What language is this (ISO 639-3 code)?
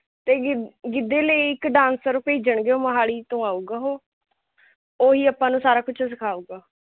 pan